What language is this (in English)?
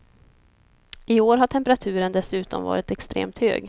Swedish